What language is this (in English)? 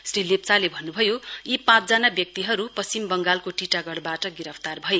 Nepali